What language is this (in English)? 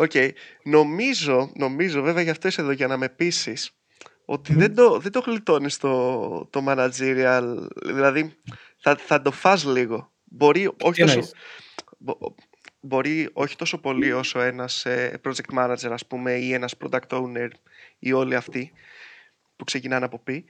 Greek